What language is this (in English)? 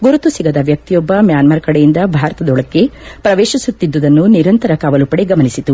Kannada